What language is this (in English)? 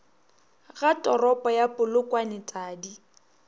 Northern Sotho